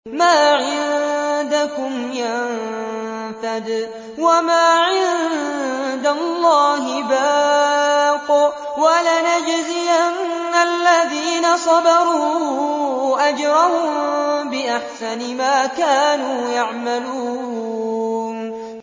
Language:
Arabic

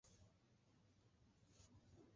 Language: Guarani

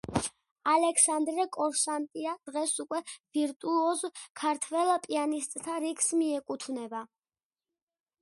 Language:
Georgian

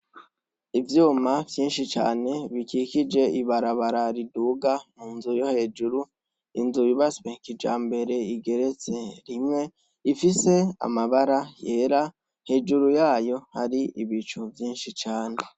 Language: Rundi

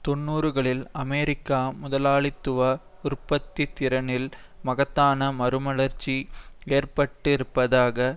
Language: Tamil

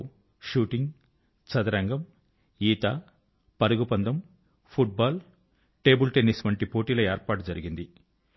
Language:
Telugu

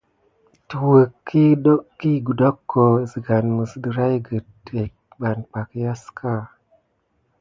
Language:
Gidar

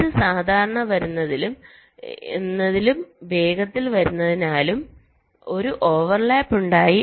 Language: Malayalam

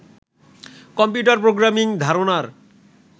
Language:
Bangla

